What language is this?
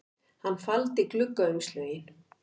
Icelandic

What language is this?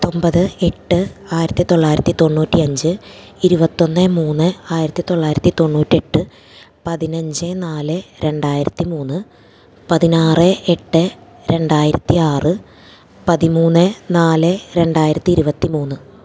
Malayalam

